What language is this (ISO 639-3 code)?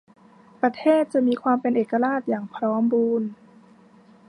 tha